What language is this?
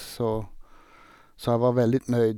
Norwegian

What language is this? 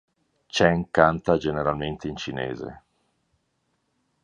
Italian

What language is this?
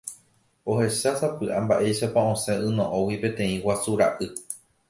Guarani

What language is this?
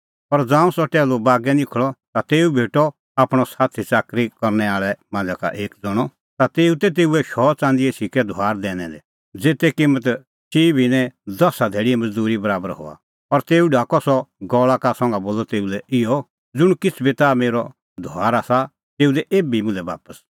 Kullu Pahari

